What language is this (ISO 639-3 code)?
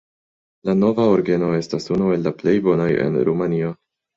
epo